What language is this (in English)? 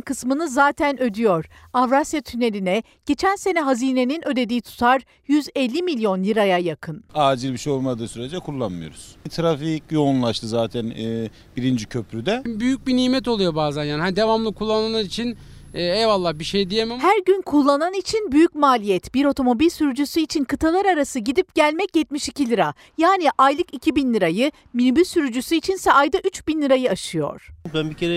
Turkish